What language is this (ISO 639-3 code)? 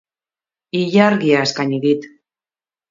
eus